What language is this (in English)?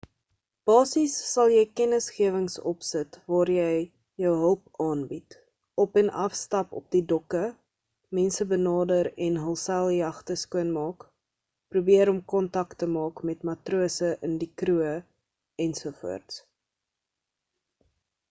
Afrikaans